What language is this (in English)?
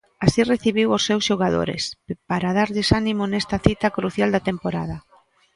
Galician